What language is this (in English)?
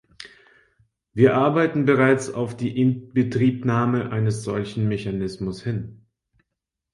German